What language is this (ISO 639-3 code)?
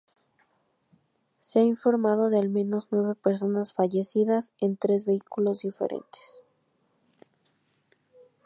spa